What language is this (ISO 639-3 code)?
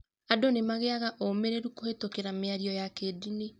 kik